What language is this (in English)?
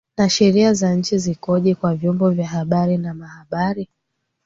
Swahili